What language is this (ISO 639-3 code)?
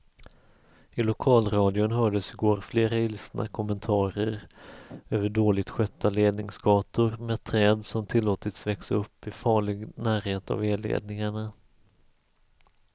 swe